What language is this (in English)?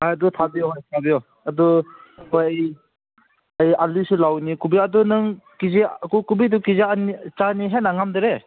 Manipuri